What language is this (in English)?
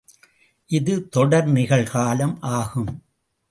Tamil